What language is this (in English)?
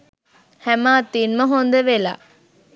Sinhala